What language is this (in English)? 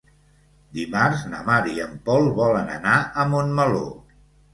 Catalan